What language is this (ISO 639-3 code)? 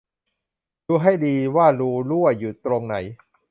tha